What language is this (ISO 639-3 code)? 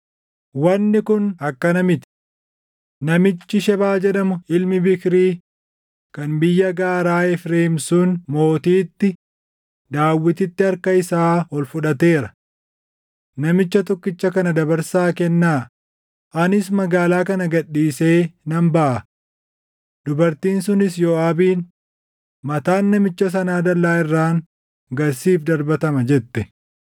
orm